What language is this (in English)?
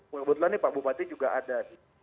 Indonesian